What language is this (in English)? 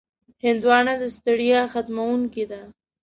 Pashto